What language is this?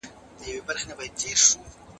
Pashto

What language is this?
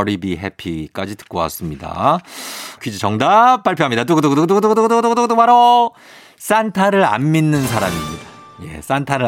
Korean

